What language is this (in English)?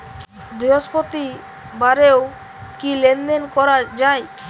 Bangla